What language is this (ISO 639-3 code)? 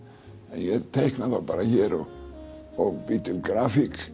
isl